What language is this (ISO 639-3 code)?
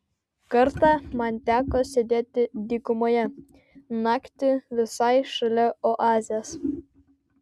lit